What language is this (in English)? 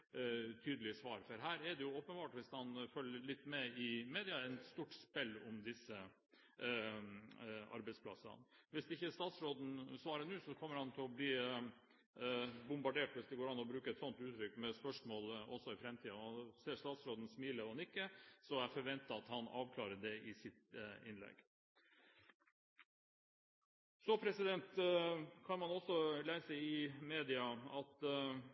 Norwegian Bokmål